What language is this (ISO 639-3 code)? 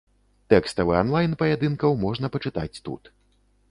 bel